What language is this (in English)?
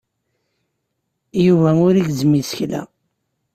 Kabyle